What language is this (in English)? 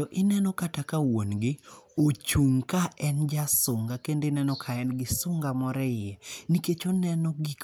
Luo (Kenya and Tanzania)